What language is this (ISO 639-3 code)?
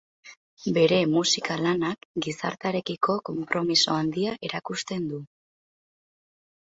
eus